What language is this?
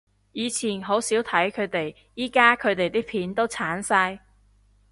Cantonese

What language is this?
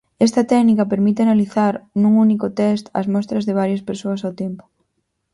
Galician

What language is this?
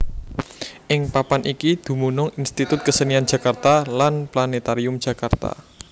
Javanese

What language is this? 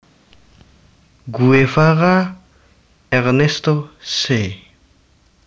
Javanese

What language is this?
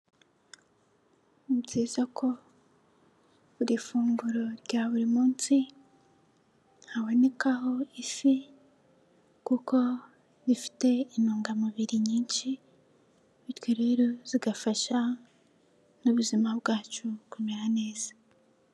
Kinyarwanda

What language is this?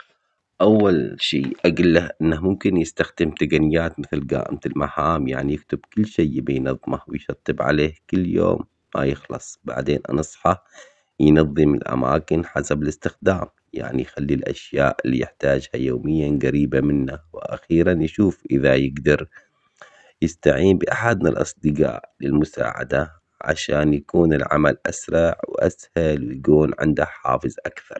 Omani Arabic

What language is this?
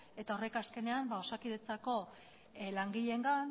Basque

